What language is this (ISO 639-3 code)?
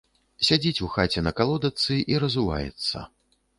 bel